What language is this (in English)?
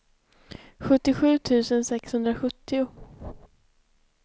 Swedish